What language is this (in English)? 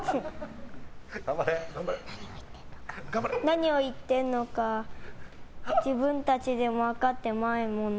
Japanese